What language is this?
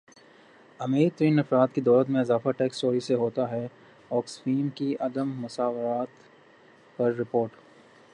Urdu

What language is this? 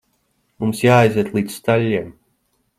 Latvian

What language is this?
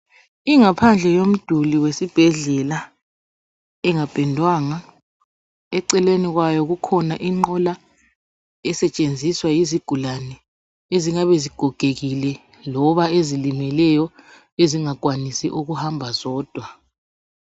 North Ndebele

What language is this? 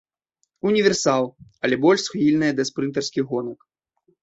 Belarusian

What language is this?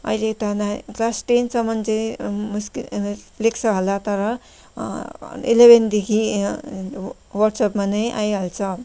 Nepali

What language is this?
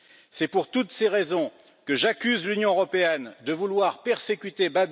French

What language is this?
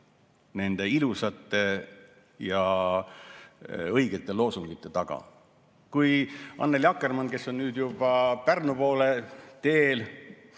Estonian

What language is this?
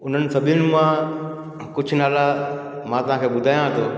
Sindhi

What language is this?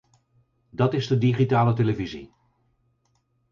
Dutch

